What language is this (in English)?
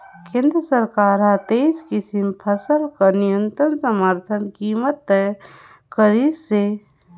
Chhattisgarhi